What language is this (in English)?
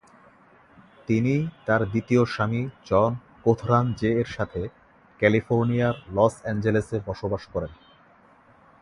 Bangla